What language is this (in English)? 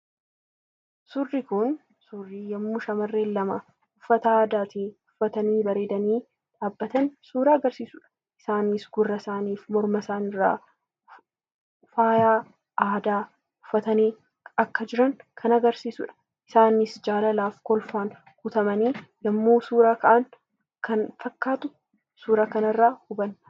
Oromo